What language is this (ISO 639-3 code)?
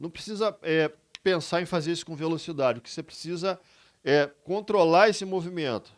por